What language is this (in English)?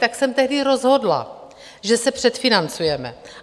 Czech